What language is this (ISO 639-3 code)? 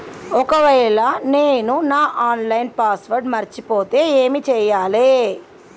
tel